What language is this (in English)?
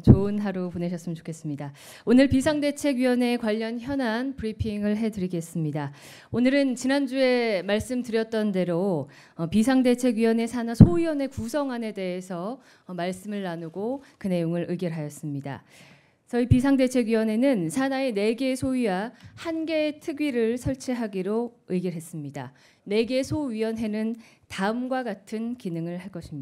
Korean